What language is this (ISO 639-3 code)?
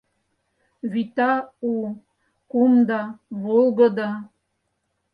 chm